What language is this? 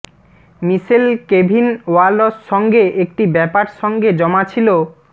Bangla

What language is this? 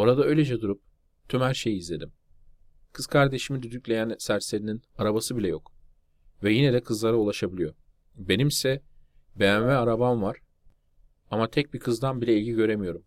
Turkish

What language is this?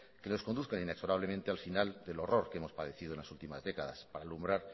Spanish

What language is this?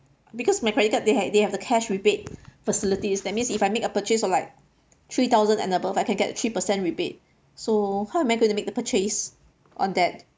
English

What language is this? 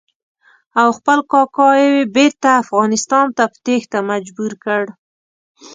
Pashto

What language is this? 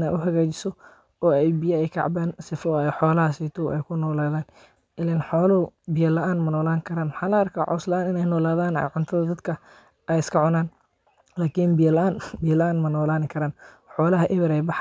Somali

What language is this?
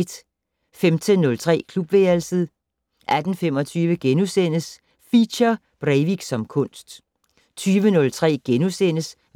Danish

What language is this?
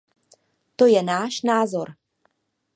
Czech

